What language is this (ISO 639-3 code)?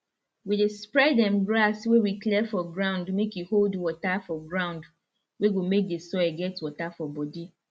pcm